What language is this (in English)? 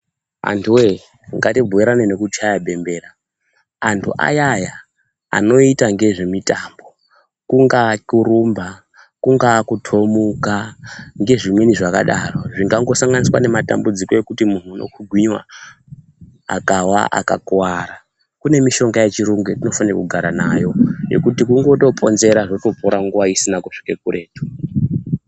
Ndau